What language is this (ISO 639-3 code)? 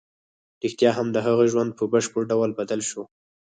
pus